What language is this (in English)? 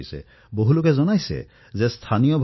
Assamese